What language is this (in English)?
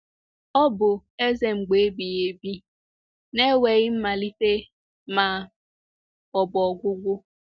Igbo